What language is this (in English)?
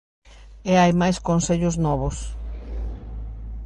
Galician